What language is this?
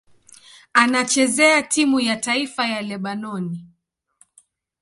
Swahili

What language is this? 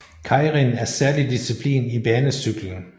Danish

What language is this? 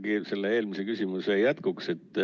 Estonian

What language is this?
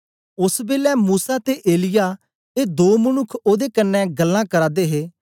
Dogri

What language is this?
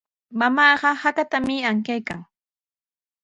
Sihuas Ancash Quechua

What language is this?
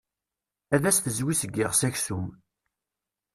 Kabyle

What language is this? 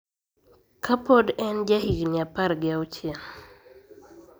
Luo (Kenya and Tanzania)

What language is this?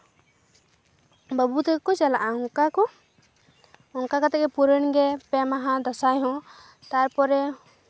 Santali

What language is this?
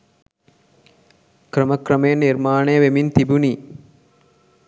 Sinhala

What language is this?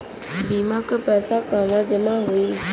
Bhojpuri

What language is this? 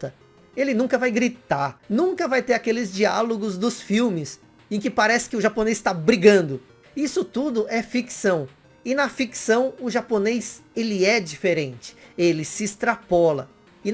Portuguese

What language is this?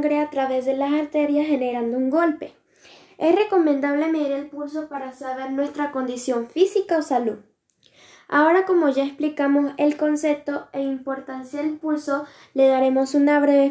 Spanish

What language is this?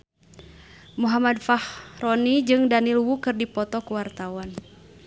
Sundanese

